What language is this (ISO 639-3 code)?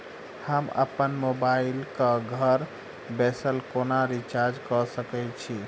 mai